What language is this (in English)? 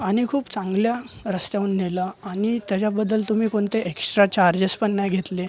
Marathi